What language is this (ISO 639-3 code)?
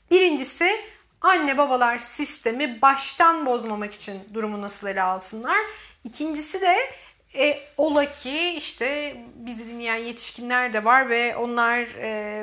tur